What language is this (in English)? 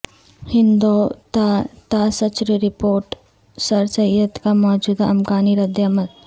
Urdu